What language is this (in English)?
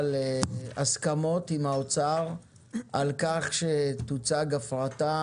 Hebrew